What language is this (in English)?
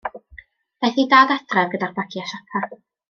Welsh